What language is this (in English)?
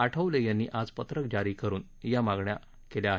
Marathi